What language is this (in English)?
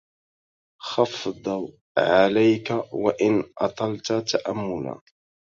Arabic